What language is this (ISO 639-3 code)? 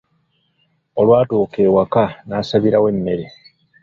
lug